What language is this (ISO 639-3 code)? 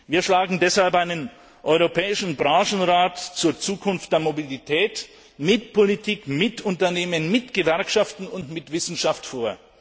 deu